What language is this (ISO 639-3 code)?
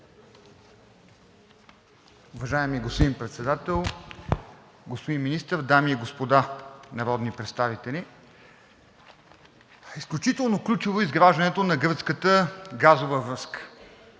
bul